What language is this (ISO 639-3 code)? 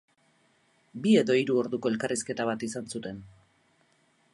eus